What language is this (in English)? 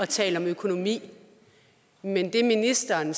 Danish